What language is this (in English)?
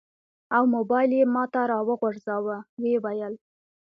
Pashto